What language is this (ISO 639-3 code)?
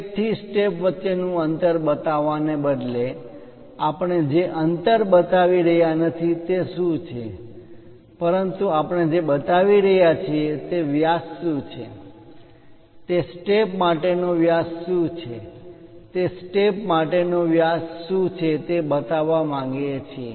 guj